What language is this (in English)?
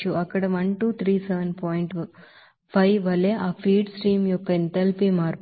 Telugu